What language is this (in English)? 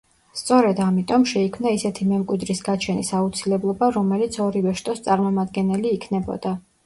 Georgian